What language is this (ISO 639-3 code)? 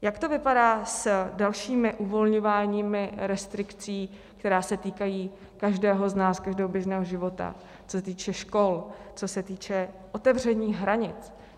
ces